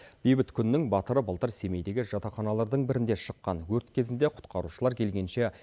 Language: Kazakh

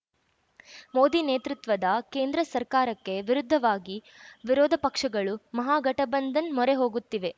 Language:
Kannada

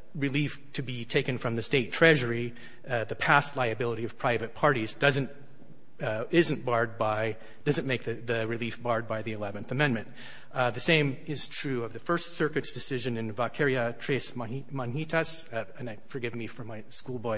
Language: English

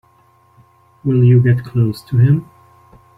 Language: English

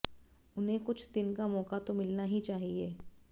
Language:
Hindi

